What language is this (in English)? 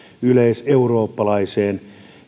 Finnish